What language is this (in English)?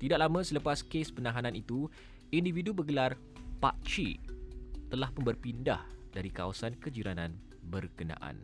Malay